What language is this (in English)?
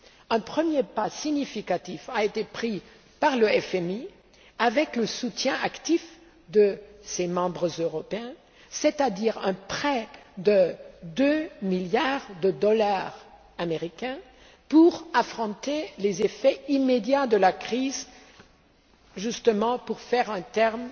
French